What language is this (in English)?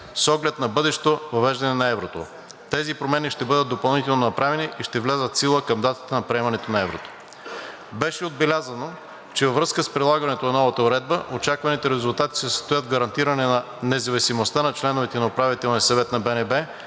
Bulgarian